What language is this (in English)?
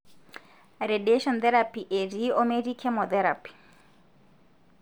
Masai